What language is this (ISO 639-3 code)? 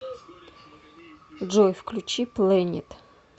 rus